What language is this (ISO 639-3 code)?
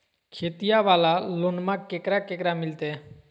mag